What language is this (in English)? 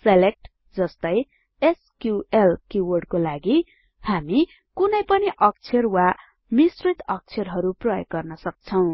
Nepali